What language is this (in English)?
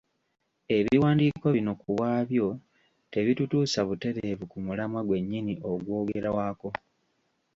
Ganda